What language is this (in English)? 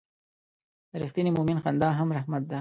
Pashto